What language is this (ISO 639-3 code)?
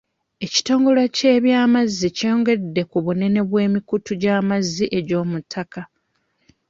lug